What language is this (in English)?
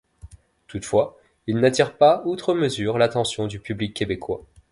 French